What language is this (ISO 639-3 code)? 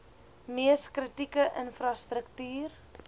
afr